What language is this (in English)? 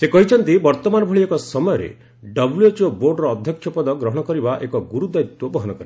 Odia